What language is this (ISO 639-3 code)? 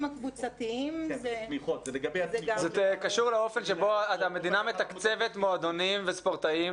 heb